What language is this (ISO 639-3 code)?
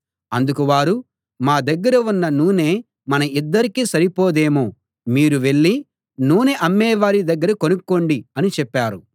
tel